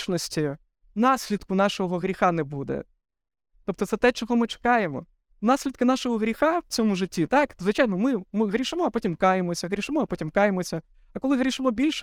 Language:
Ukrainian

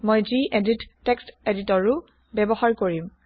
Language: Assamese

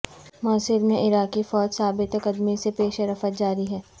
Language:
Urdu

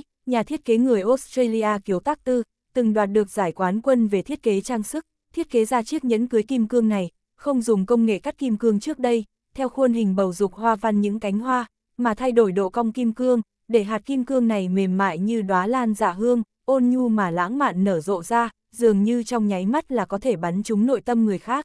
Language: Vietnamese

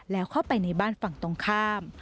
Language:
Thai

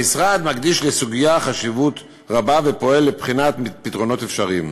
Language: Hebrew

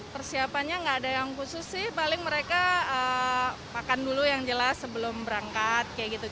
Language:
Indonesian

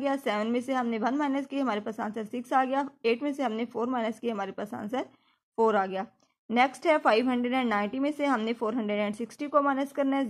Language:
Hindi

